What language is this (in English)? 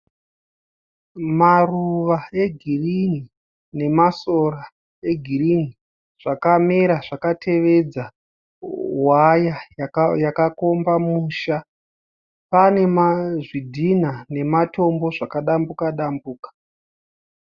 Shona